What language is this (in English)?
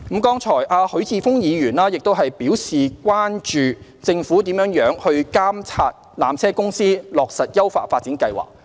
Cantonese